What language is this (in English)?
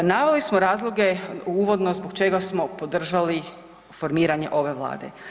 Croatian